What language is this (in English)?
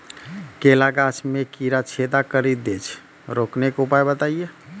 Maithili